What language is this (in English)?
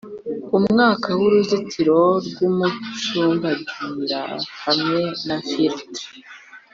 Kinyarwanda